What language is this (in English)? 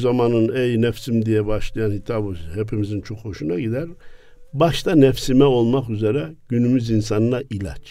Turkish